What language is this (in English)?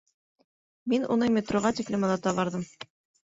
Bashkir